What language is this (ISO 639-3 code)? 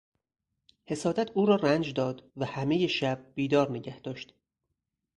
fas